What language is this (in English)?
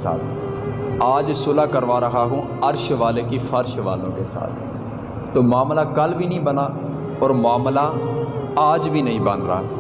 Urdu